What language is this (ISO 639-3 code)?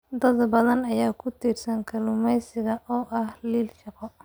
som